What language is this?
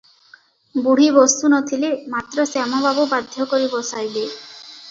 Odia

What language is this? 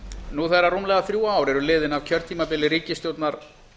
Icelandic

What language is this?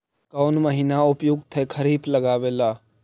Magahi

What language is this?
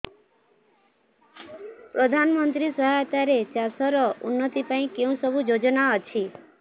Odia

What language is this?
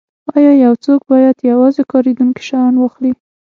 Pashto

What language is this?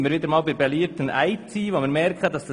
Swiss German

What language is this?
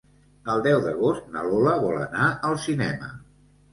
Catalan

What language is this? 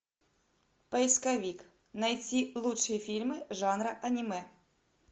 Russian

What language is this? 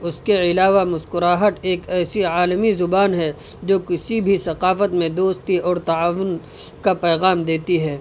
Urdu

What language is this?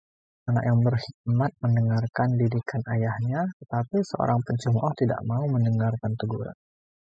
Indonesian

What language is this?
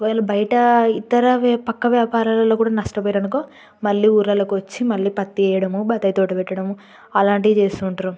Telugu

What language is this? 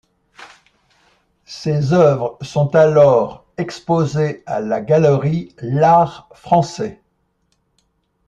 French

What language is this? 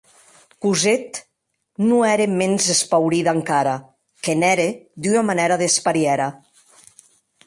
Occitan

